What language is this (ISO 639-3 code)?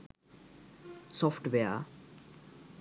sin